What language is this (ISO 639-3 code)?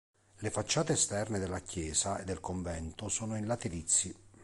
ita